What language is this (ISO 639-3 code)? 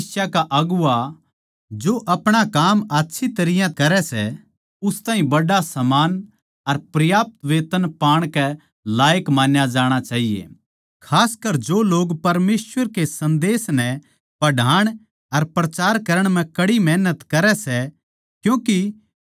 bgc